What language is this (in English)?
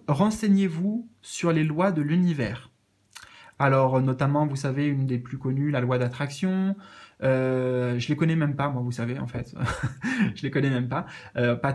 French